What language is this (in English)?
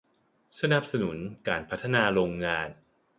Thai